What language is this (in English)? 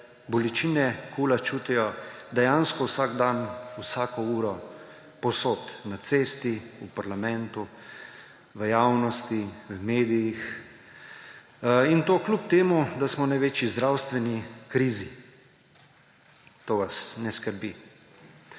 Slovenian